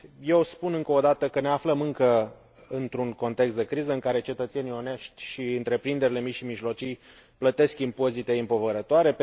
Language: Romanian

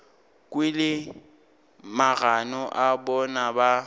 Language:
Northern Sotho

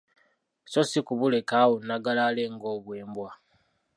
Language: Ganda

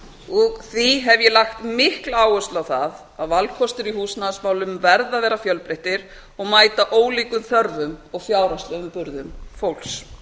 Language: Icelandic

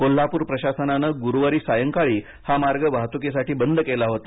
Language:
Marathi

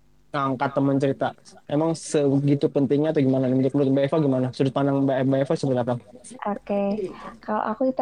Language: Indonesian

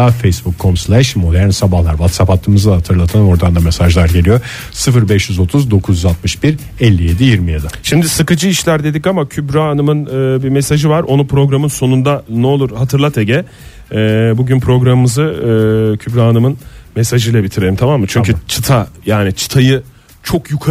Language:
Turkish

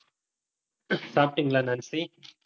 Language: Tamil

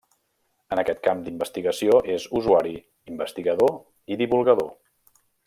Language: Catalan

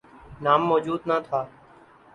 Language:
Urdu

